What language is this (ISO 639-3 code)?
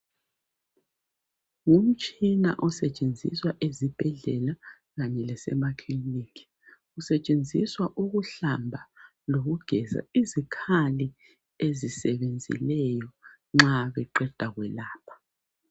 nde